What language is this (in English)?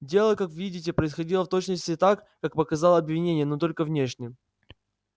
Russian